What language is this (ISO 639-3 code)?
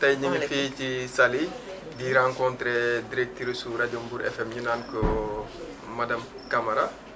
wol